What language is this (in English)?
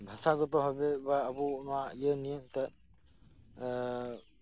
Santali